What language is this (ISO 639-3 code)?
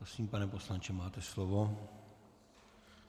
ces